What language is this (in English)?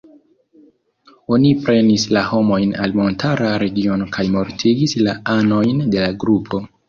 Esperanto